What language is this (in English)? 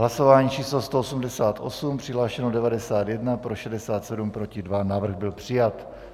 Czech